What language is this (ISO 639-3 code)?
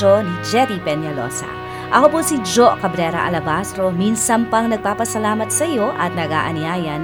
fil